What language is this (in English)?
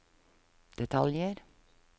Norwegian